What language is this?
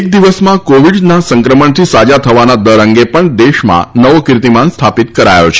Gujarati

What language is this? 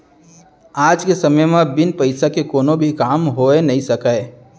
Chhattisgarhi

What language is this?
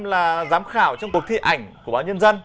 Vietnamese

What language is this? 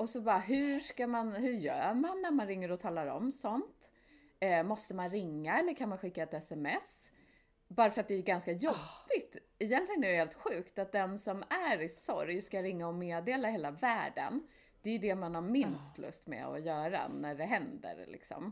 Swedish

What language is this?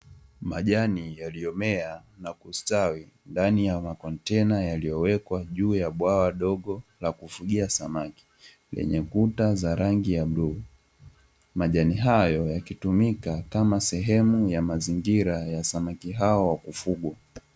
Swahili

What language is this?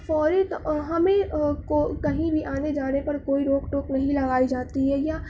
Urdu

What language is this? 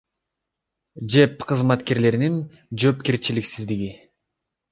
Kyrgyz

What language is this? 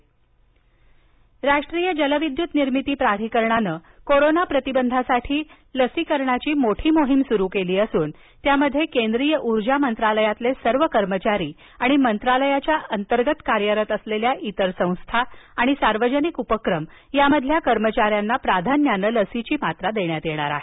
Marathi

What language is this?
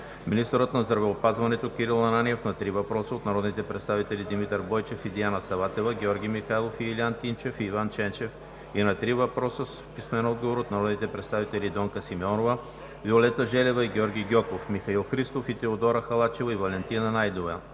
Bulgarian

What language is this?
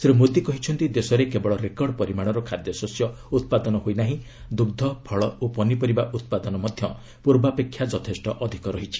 Odia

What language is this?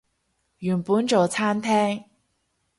Cantonese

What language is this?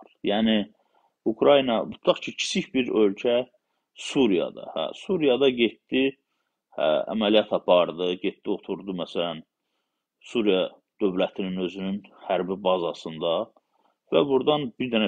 Turkish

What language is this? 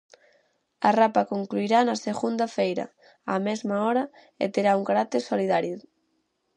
Galician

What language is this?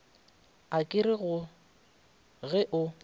Northern Sotho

